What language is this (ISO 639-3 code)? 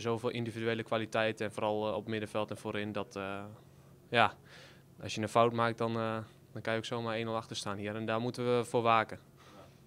nld